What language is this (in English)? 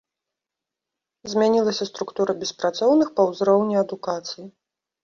Belarusian